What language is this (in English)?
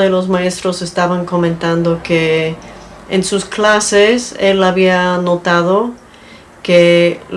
Spanish